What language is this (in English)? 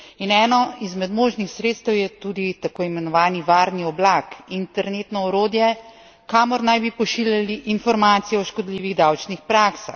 Slovenian